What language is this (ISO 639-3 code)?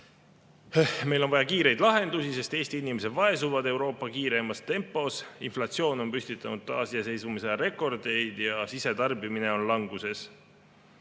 est